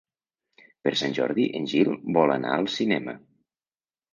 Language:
Catalan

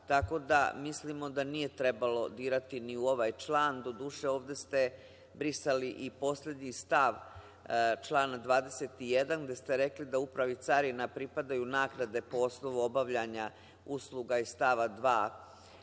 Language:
Serbian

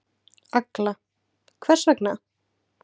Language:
Icelandic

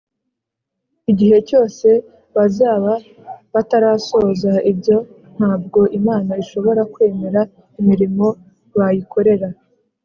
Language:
Kinyarwanda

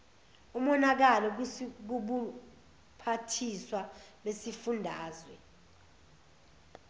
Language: Zulu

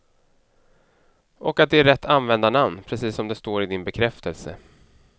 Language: Swedish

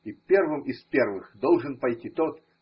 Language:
Russian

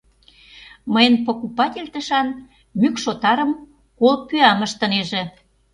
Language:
Mari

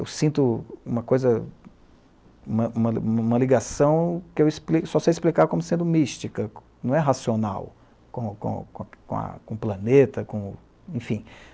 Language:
Portuguese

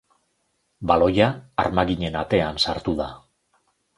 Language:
Basque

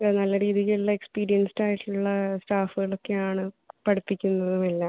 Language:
Malayalam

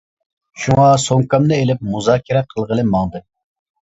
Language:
Uyghur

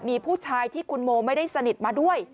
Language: Thai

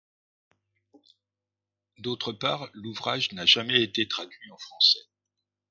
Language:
French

